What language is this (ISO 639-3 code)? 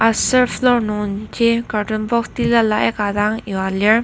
njo